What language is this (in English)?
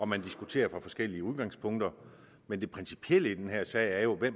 Danish